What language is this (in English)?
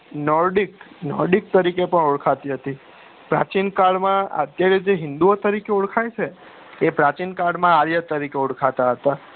Gujarati